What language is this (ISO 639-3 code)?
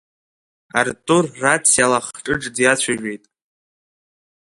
abk